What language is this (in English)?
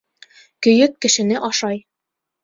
Bashkir